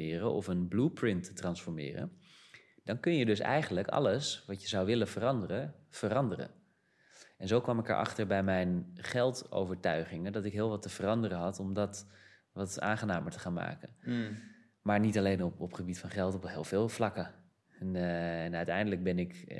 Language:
Dutch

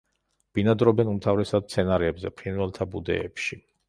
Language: Georgian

